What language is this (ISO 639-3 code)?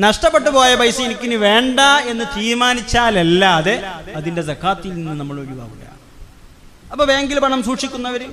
mal